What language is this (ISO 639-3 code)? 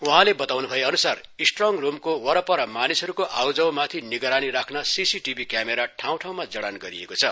nep